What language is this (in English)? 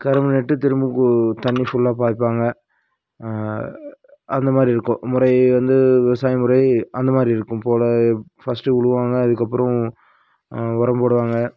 Tamil